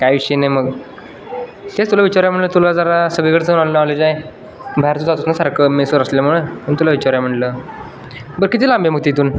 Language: Marathi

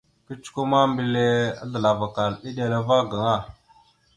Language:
Mada (Cameroon)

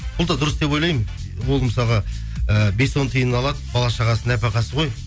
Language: Kazakh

